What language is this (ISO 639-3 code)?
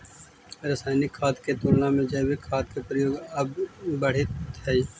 mag